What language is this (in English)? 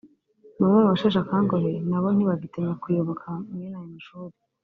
Kinyarwanda